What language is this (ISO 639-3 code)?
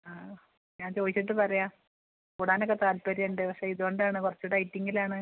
mal